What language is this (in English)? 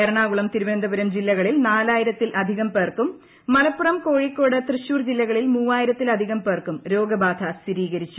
Malayalam